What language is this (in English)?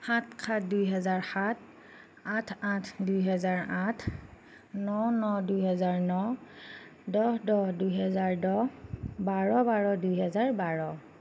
Assamese